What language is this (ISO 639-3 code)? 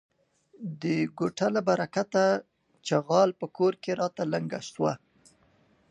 pus